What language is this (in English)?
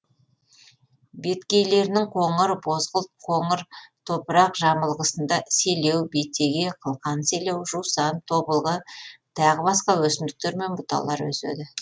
Kazakh